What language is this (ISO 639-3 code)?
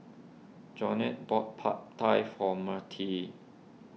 eng